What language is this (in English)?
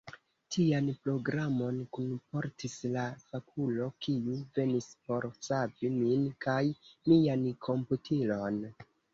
Esperanto